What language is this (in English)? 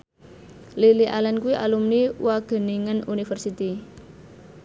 Javanese